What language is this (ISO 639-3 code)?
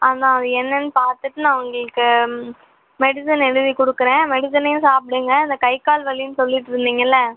tam